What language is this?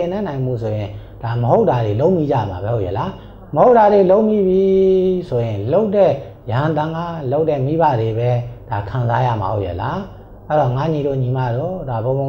Thai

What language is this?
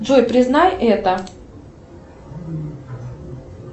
Russian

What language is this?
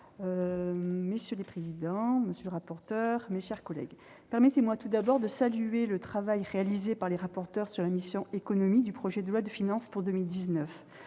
French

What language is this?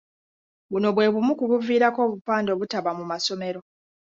Ganda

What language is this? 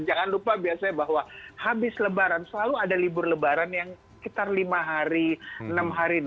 Indonesian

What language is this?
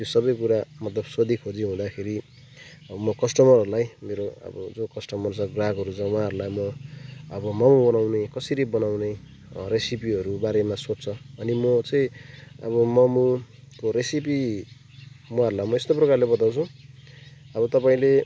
Nepali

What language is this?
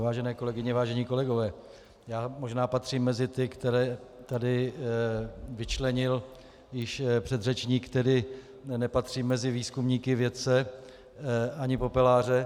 Czech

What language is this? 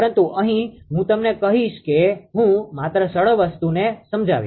Gujarati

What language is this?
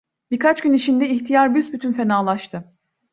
Turkish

